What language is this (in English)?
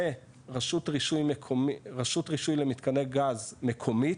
Hebrew